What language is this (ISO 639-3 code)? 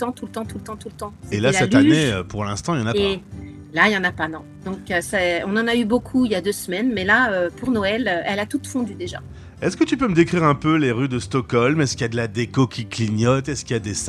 fra